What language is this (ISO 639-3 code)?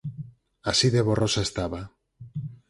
glg